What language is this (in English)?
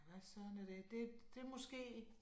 Danish